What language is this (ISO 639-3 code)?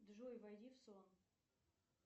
rus